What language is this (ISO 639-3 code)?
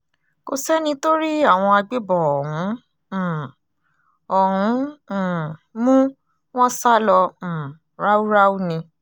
yor